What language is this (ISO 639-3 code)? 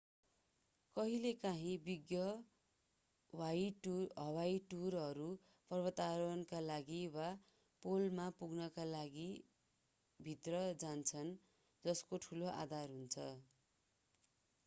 nep